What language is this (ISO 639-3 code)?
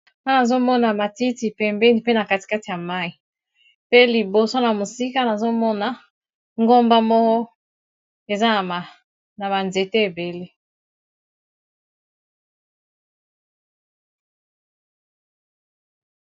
lin